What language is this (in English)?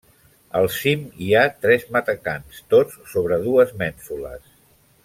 Catalan